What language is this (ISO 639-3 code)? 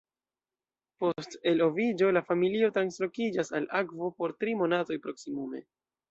epo